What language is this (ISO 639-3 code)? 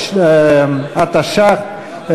heb